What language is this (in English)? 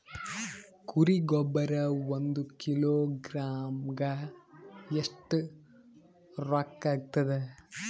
Kannada